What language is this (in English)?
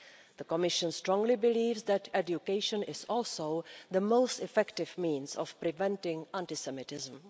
English